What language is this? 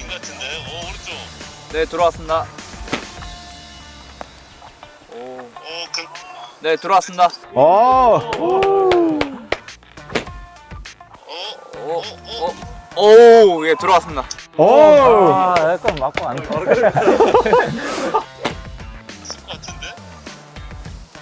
Korean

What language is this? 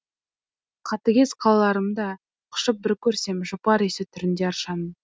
Kazakh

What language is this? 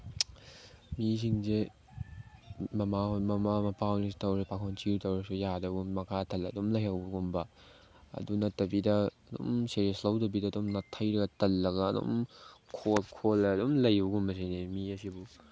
Manipuri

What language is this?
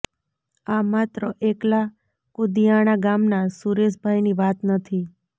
Gujarati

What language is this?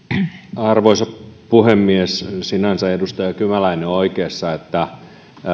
Finnish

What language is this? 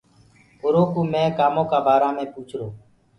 Gurgula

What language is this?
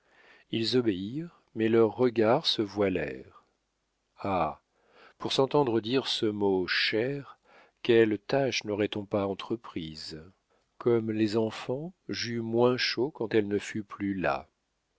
French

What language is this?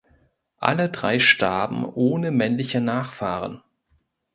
German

